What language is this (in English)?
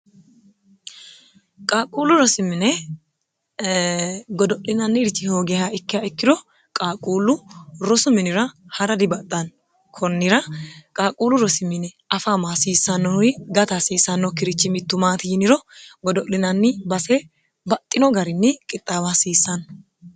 Sidamo